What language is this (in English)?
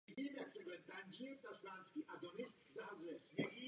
Czech